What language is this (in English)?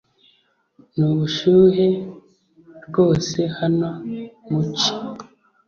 Kinyarwanda